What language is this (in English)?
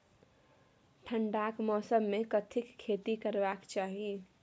Maithili